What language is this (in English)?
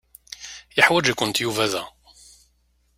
Kabyle